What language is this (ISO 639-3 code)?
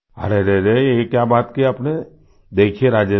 hin